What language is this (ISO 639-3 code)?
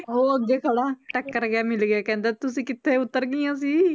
pan